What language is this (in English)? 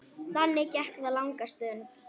Icelandic